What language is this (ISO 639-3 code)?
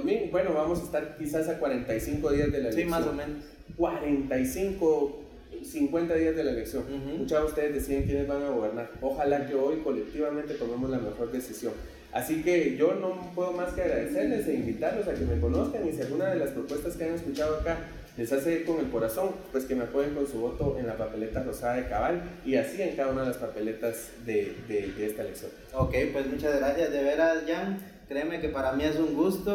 spa